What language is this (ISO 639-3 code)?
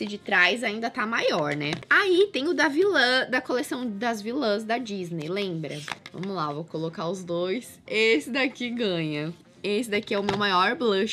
por